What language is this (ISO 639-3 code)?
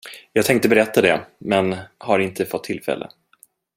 swe